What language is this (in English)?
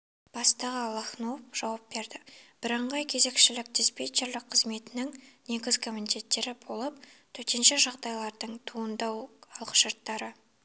Kazakh